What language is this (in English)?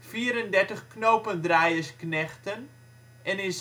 Dutch